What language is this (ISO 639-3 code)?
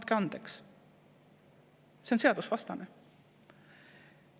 est